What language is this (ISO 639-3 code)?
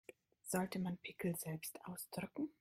deu